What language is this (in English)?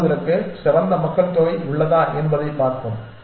Tamil